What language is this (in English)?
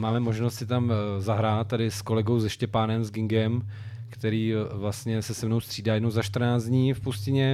Czech